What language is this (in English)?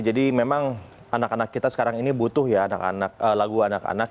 Indonesian